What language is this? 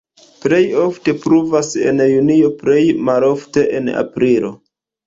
Esperanto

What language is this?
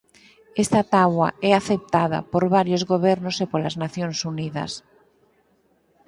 Galician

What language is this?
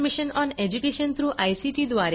Marathi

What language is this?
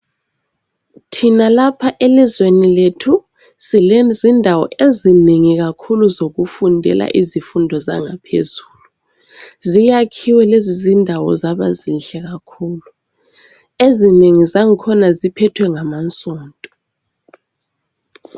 North Ndebele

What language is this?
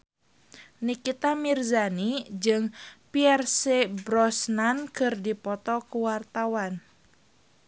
Sundanese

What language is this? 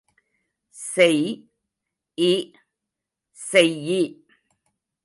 Tamil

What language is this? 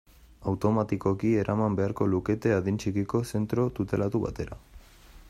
Basque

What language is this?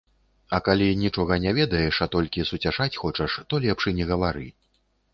Belarusian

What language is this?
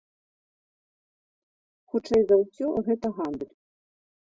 Belarusian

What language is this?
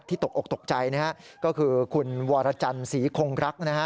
Thai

